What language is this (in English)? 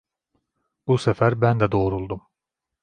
Turkish